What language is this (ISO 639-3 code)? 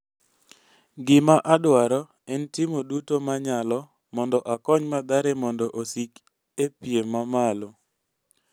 luo